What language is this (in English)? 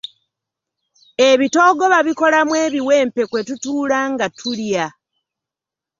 Ganda